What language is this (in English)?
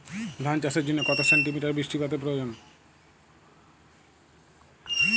Bangla